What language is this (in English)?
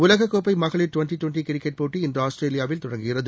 Tamil